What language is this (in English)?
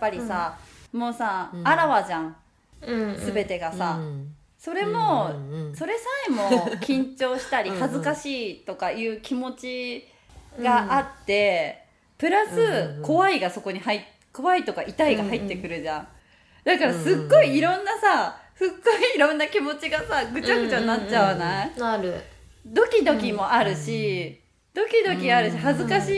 Japanese